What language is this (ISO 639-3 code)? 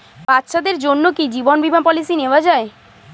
ben